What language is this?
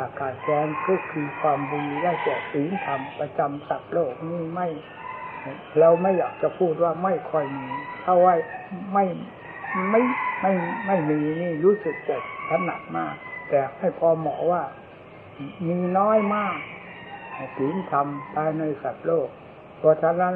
Thai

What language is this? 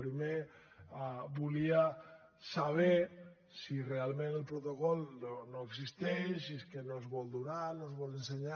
Catalan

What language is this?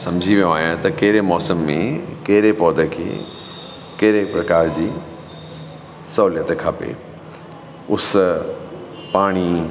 Sindhi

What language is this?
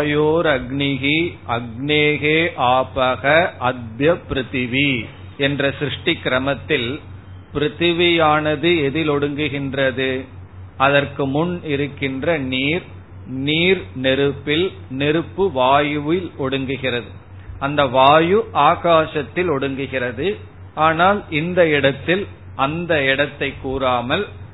Tamil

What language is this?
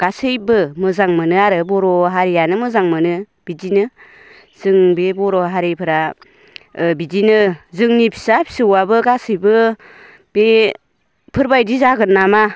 Bodo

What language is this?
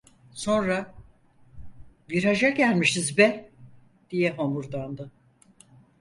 Turkish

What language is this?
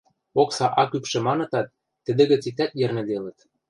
Western Mari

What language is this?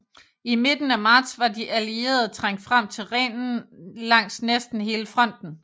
Danish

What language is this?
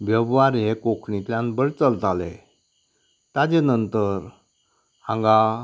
Konkani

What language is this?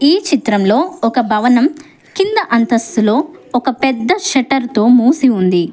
Telugu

